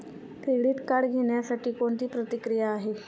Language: Marathi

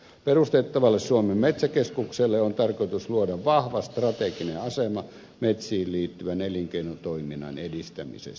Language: Finnish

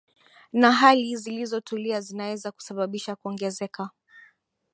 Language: Swahili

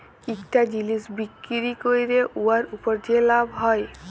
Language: Bangla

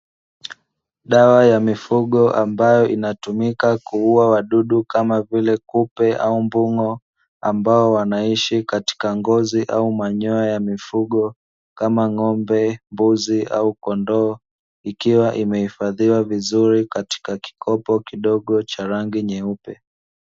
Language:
Swahili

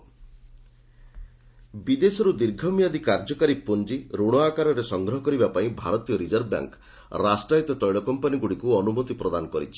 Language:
Odia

